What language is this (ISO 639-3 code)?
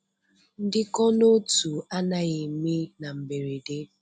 ibo